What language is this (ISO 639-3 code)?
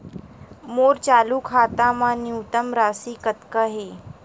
hne